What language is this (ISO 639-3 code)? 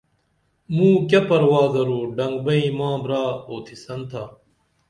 dml